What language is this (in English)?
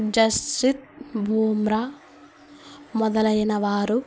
Telugu